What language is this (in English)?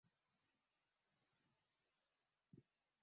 Swahili